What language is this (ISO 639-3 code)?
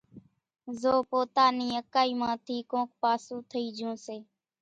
gjk